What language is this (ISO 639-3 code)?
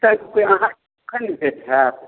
mai